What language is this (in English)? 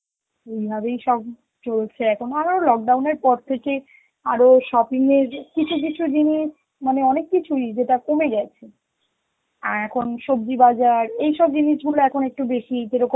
Bangla